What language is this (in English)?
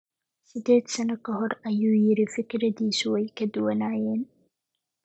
Somali